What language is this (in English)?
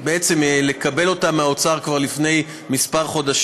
Hebrew